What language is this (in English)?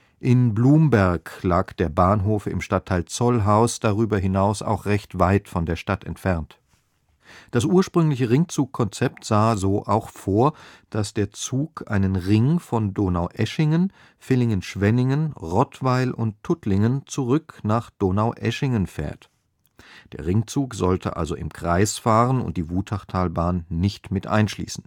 German